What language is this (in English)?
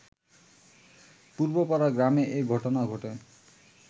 Bangla